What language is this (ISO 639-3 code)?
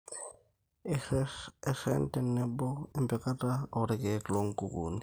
mas